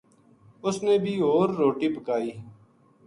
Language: Gujari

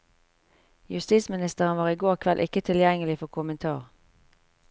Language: Norwegian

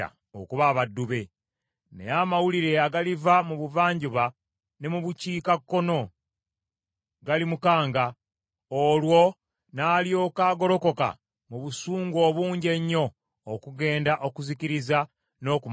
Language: Ganda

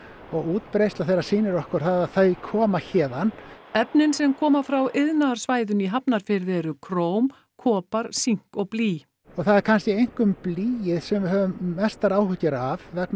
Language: Icelandic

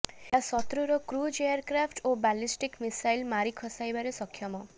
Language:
Odia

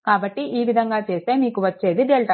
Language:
Telugu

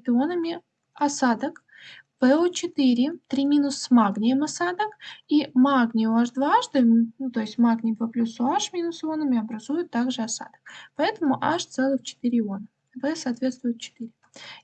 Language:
Russian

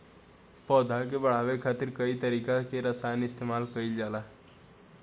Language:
Bhojpuri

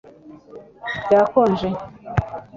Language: Kinyarwanda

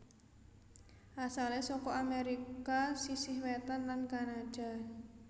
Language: Javanese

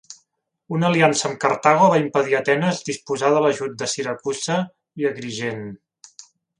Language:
Catalan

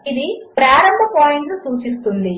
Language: Telugu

